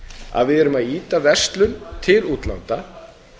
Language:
Icelandic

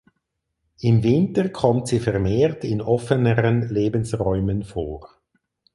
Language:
German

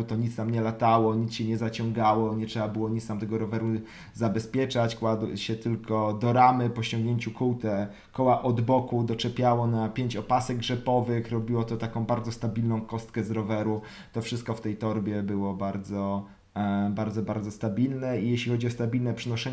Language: Polish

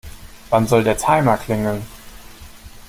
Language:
German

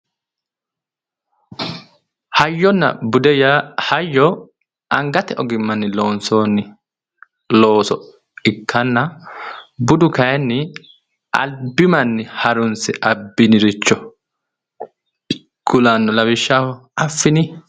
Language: Sidamo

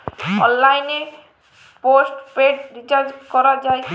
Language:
Bangla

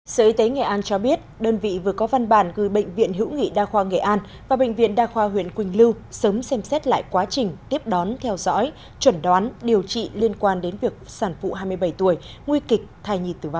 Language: Vietnamese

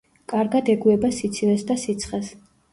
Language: Georgian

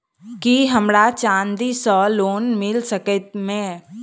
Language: Maithili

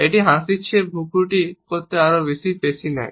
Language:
Bangla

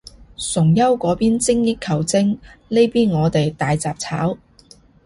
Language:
Cantonese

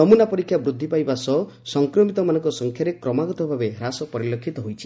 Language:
Odia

